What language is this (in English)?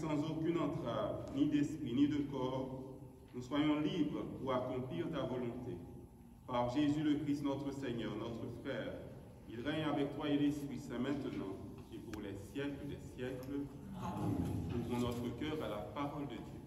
French